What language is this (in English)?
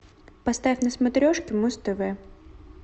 Russian